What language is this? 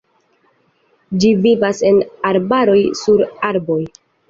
Esperanto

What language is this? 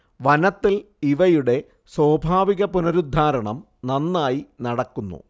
Malayalam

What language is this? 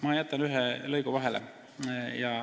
Estonian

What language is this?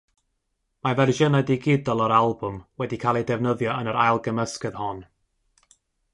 Welsh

